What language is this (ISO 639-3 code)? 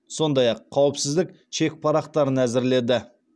kaz